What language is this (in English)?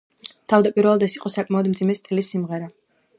Georgian